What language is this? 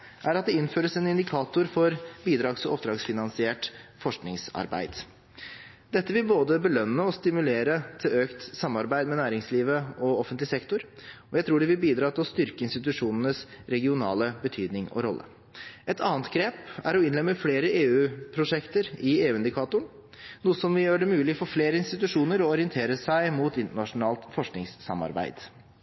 Norwegian Bokmål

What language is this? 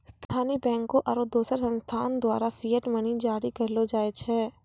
Maithili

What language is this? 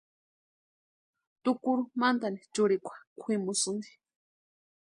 Western Highland Purepecha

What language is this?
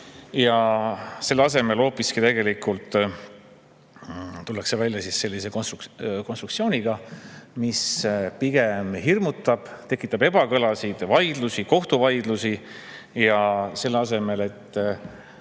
Estonian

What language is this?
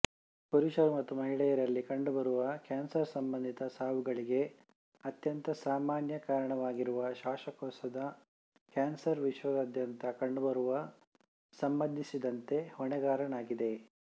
Kannada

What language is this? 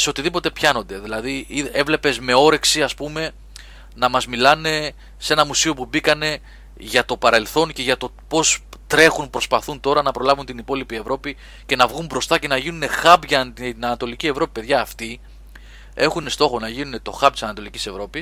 Greek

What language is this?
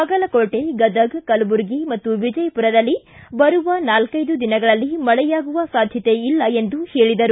Kannada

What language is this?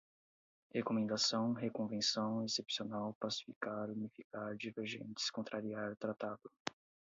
Portuguese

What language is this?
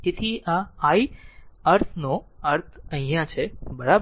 Gujarati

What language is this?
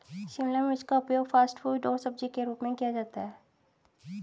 Hindi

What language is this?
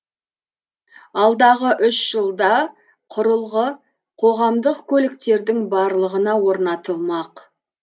Kazakh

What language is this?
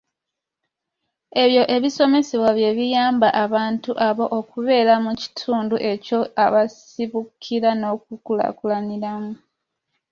Ganda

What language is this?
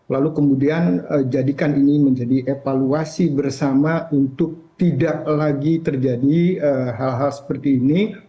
Indonesian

